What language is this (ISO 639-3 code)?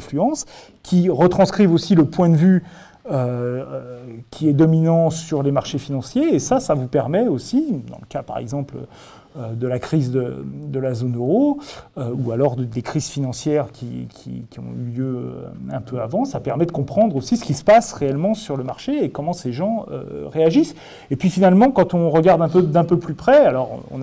fra